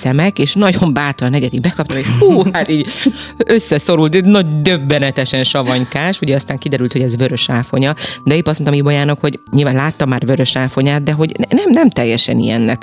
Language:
Hungarian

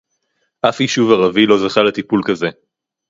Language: Hebrew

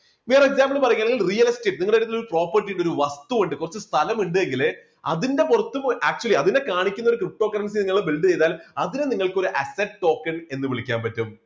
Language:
Malayalam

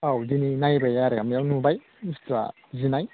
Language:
Bodo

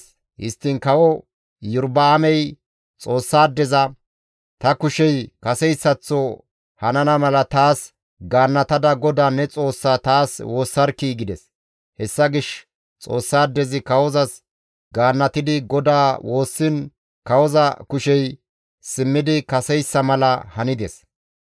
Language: Gamo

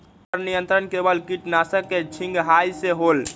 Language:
Magahi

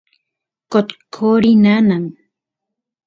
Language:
Santiago del Estero Quichua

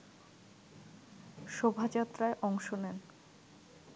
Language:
Bangla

